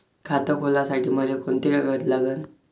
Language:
Marathi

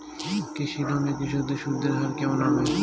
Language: Bangla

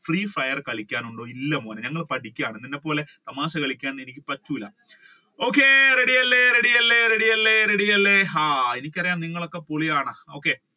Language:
Malayalam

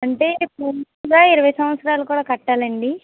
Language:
Telugu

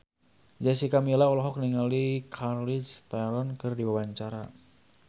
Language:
Sundanese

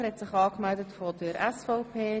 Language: Swiss German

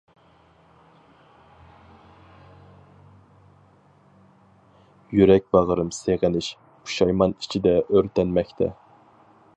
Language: Uyghur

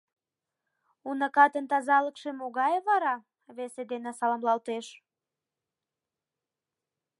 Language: Mari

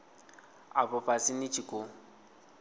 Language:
Venda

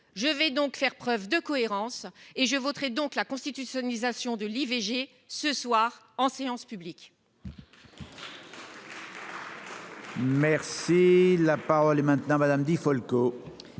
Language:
French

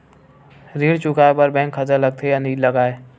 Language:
Chhattisgarhi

